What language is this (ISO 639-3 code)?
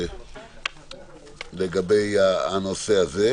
heb